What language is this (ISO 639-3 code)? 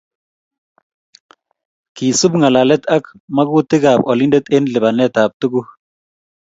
kln